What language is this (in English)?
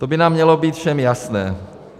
Czech